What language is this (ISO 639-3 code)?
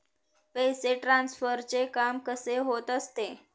mar